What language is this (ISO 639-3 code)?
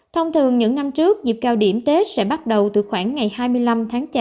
vie